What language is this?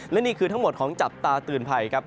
Thai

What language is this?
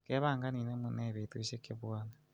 Kalenjin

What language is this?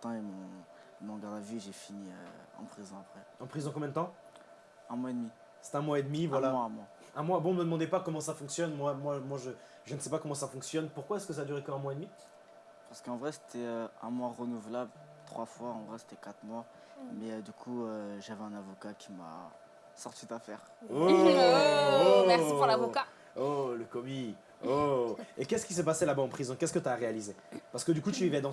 French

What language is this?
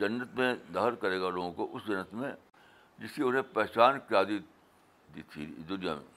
Urdu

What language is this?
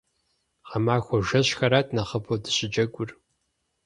Kabardian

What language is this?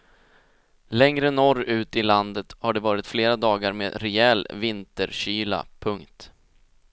Swedish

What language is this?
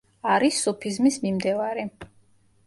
Georgian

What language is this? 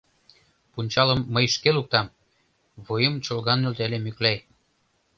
Mari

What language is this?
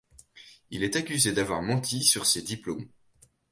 French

